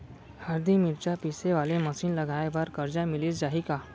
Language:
Chhattisgarhi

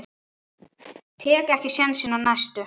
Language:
Icelandic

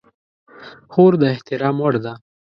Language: Pashto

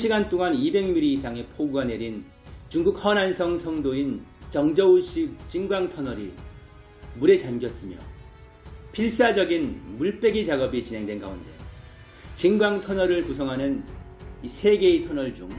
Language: Korean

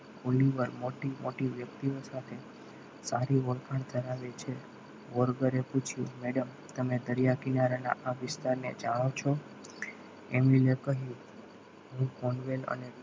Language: Gujarati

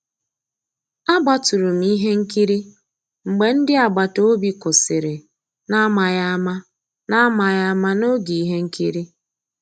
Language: Igbo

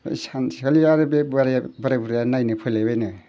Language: Bodo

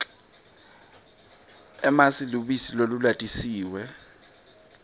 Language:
Swati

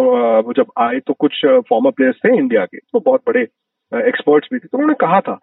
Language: Hindi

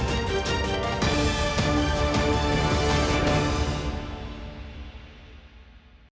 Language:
Ukrainian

